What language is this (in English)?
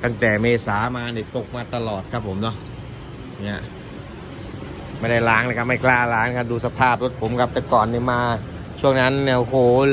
Thai